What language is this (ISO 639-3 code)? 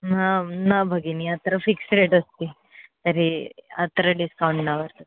san